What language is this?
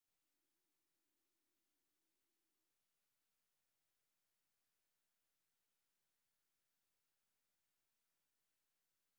Somali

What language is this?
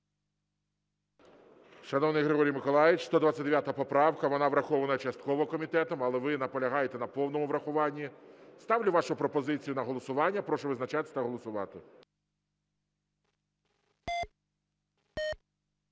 Ukrainian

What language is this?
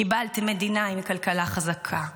Hebrew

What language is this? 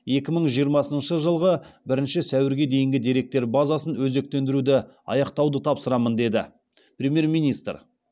Kazakh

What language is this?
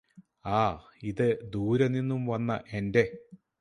Malayalam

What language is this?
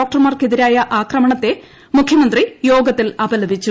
Malayalam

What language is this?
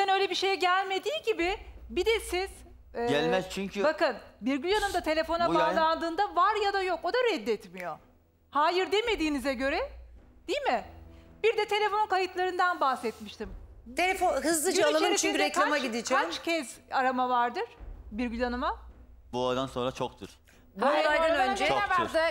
Turkish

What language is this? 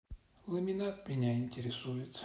Russian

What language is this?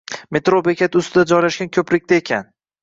Uzbek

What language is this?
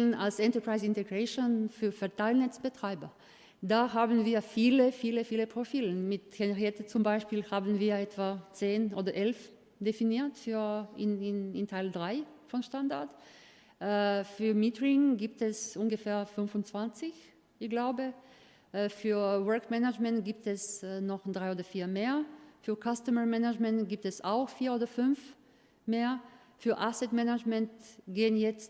German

